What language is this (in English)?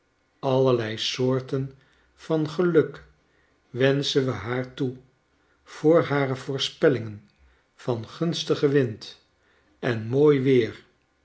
Dutch